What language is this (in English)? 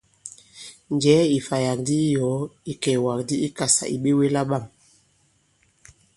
Bankon